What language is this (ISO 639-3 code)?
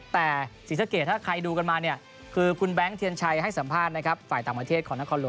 tha